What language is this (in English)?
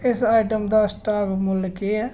Dogri